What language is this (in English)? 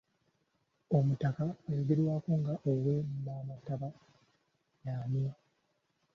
Ganda